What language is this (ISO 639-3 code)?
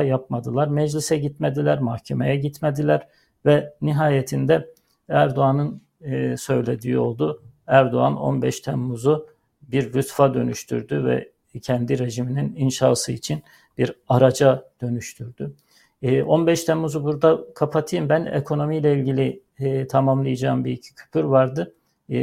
tur